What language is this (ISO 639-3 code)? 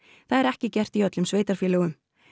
isl